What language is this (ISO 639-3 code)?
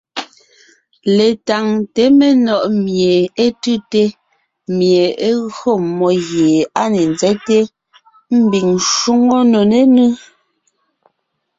nnh